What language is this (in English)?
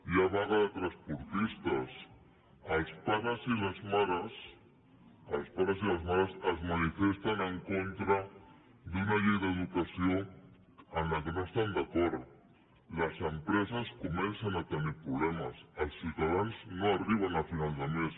Catalan